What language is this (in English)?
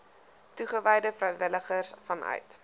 Afrikaans